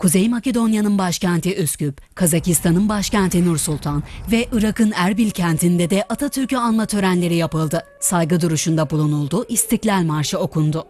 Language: Turkish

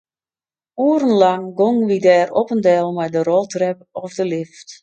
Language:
Western Frisian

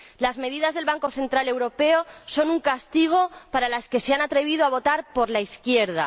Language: Spanish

